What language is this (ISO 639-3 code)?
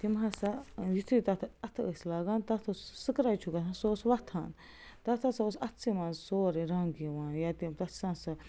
kas